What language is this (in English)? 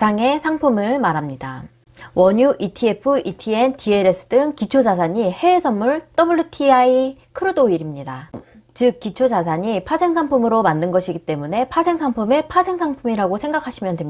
Korean